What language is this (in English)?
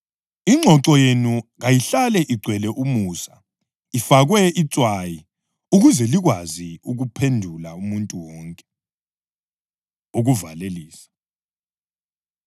North Ndebele